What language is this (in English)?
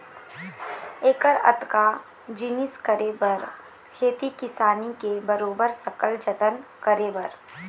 Chhattisgarhi